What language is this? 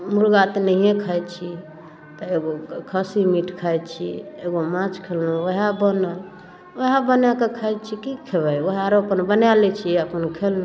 Maithili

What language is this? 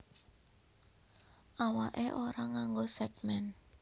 Javanese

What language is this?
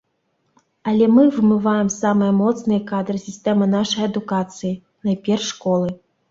Belarusian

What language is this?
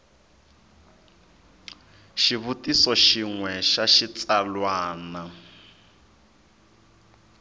Tsonga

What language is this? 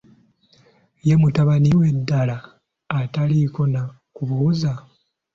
Ganda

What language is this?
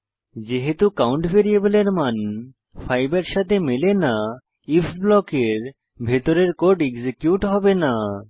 Bangla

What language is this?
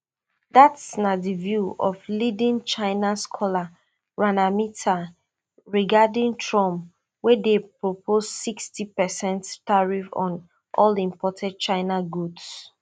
Nigerian Pidgin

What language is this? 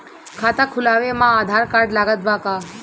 Bhojpuri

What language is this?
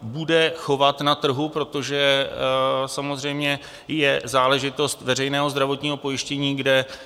Czech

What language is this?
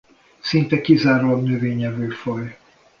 Hungarian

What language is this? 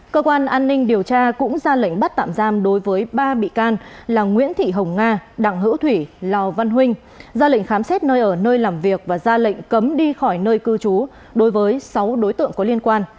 Vietnamese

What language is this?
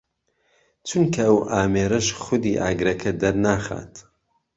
Central Kurdish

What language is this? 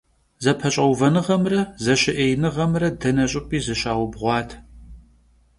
Kabardian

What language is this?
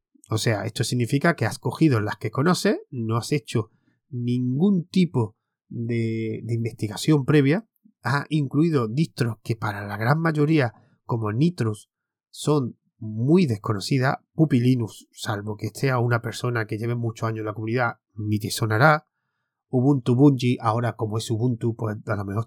Spanish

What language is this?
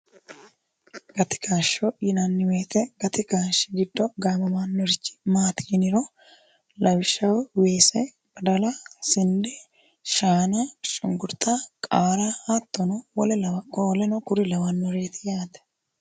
Sidamo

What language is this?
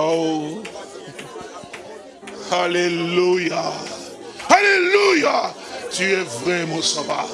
French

